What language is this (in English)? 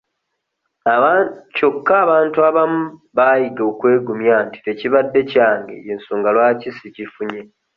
Ganda